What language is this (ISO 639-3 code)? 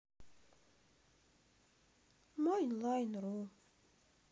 rus